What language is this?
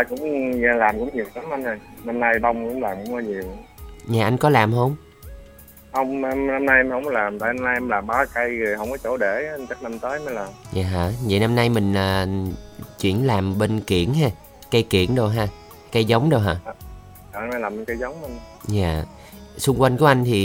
Vietnamese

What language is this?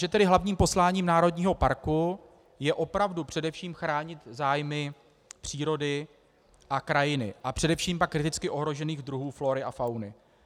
Czech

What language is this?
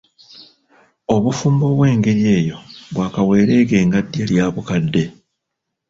Ganda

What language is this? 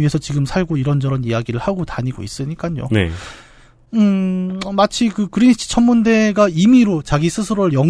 Korean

